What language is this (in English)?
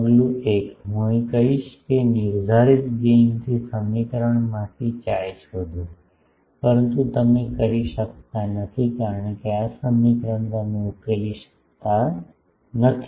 Gujarati